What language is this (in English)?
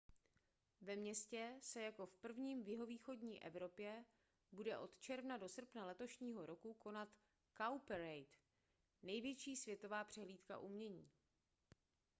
Czech